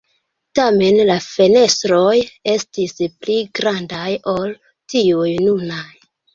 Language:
Esperanto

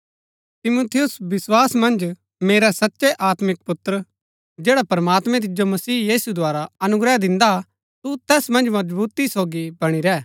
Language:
Gaddi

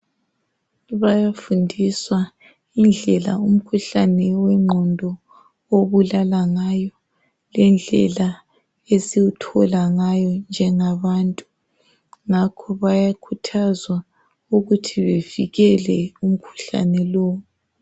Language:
North Ndebele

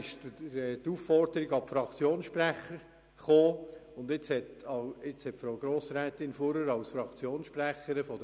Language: Swiss German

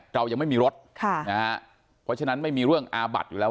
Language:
Thai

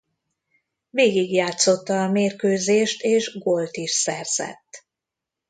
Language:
Hungarian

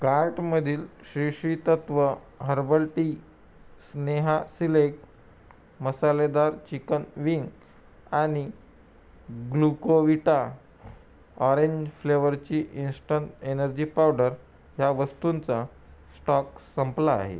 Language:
Marathi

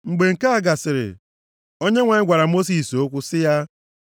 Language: Igbo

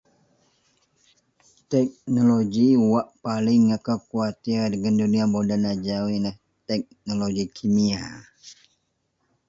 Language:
Central Melanau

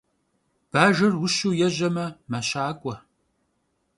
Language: Kabardian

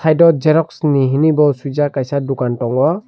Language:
Kok Borok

